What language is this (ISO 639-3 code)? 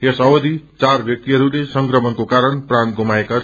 nep